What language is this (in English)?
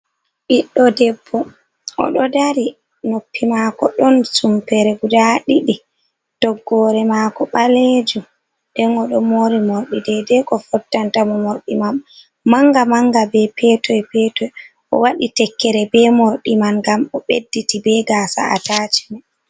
Fula